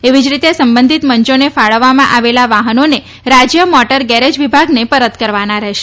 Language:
Gujarati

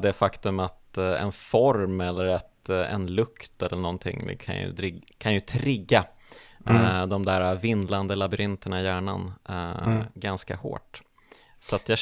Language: Swedish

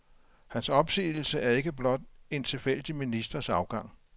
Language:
Danish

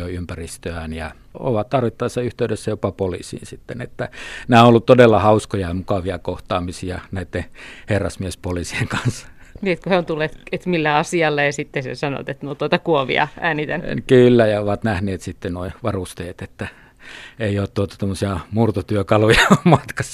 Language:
Finnish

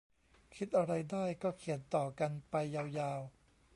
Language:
Thai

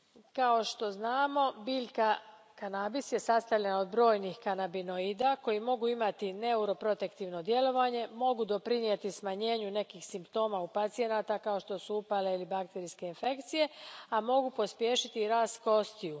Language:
Croatian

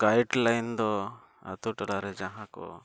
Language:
Santali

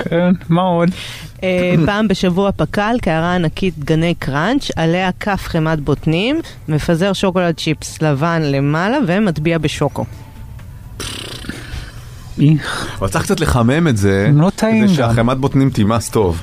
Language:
Hebrew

